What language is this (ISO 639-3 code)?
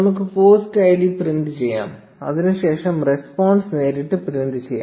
mal